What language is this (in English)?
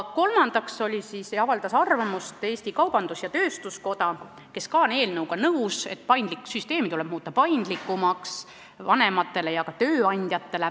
Estonian